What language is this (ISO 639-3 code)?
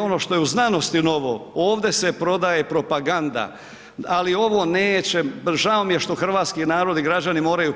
hrv